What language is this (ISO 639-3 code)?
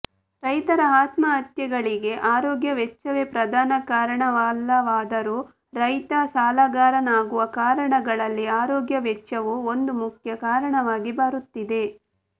kan